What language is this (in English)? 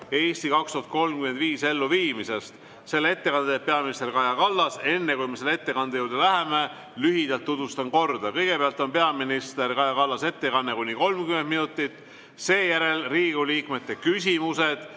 Estonian